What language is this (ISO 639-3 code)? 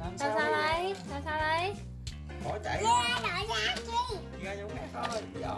vie